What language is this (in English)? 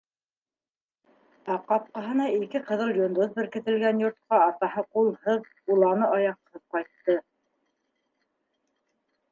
Bashkir